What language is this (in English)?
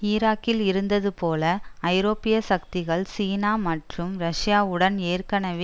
Tamil